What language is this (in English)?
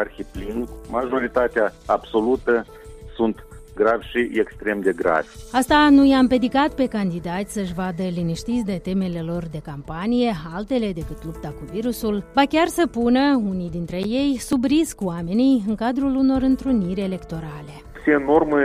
Romanian